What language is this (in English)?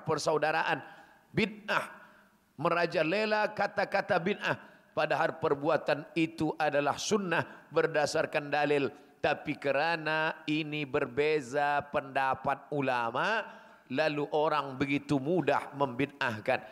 Malay